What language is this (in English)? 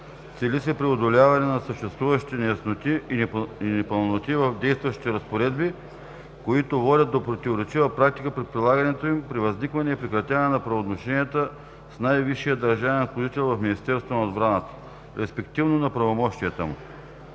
Bulgarian